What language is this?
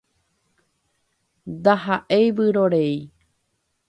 Guarani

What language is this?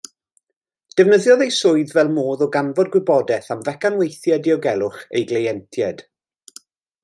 Welsh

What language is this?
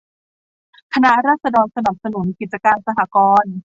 Thai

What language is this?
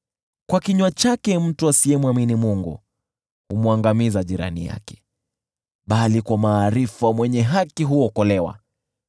Swahili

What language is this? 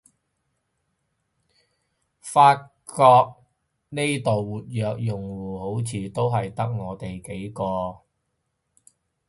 Cantonese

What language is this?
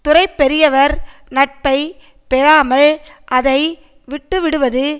Tamil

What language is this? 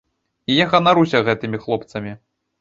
Belarusian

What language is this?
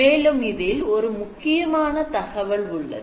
Tamil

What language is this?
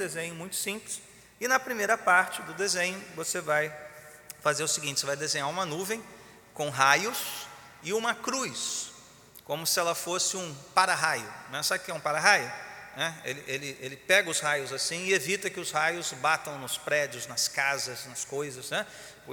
Portuguese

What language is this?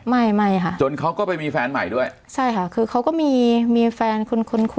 Thai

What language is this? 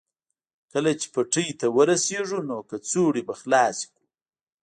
Pashto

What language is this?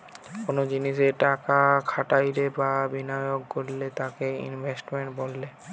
Bangla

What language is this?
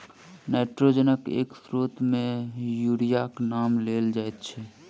Maithili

